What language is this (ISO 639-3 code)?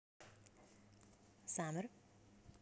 rus